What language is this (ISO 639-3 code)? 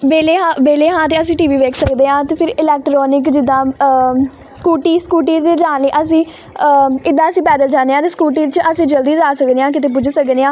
pan